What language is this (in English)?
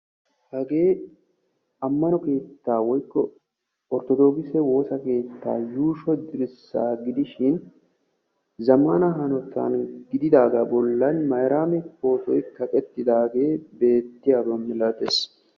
Wolaytta